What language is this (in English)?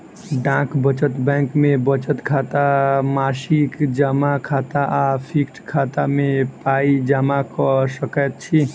Maithili